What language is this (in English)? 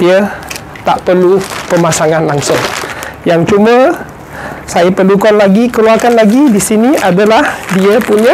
Malay